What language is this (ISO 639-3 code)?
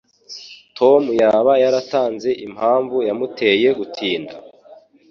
kin